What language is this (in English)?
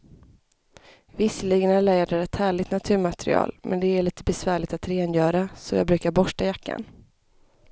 Swedish